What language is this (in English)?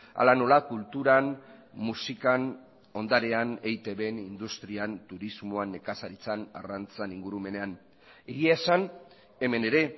Basque